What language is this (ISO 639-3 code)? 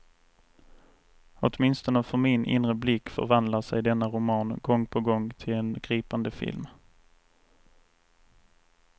swe